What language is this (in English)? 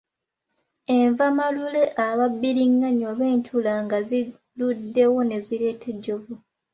Ganda